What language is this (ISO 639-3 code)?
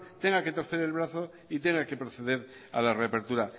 spa